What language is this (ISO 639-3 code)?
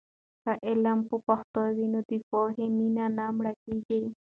pus